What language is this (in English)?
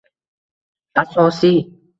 Uzbek